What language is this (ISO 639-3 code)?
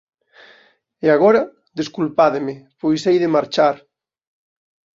glg